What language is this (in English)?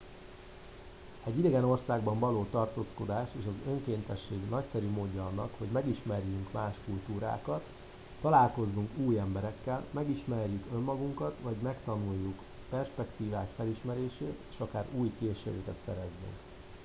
Hungarian